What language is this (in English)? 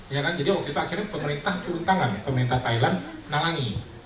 Indonesian